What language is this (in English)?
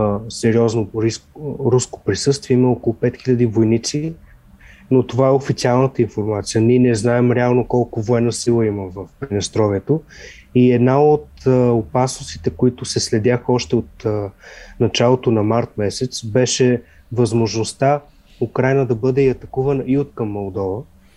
Bulgarian